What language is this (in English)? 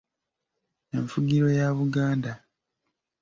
Ganda